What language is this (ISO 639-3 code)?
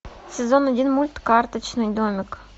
rus